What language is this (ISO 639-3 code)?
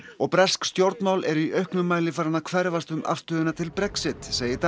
isl